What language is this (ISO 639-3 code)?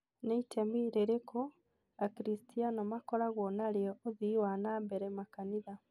kik